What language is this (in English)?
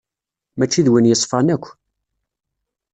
Kabyle